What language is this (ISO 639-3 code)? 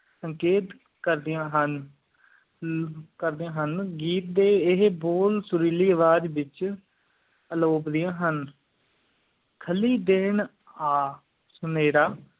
pan